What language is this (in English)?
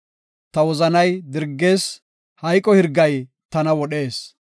Gofa